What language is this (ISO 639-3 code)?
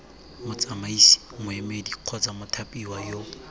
tsn